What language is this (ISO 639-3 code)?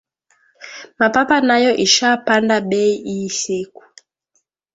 swa